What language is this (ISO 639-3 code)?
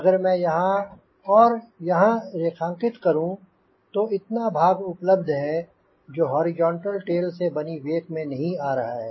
hin